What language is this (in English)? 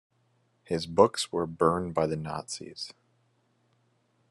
English